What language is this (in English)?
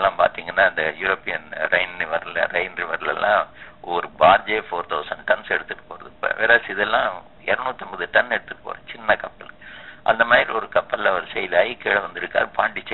Tamil